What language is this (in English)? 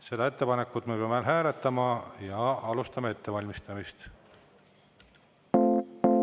Estonian